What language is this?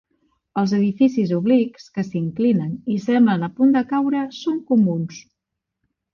Catalan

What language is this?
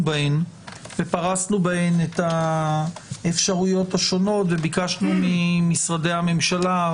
Hebrew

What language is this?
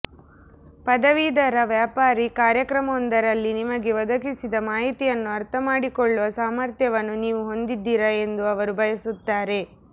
Kannada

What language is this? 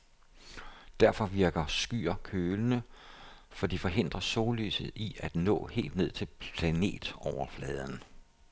Danish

